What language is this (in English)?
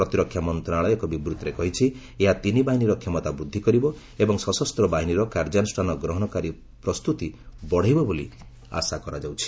Odia